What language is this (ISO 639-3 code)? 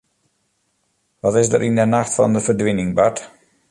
fry